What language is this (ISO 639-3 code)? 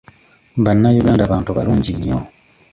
lug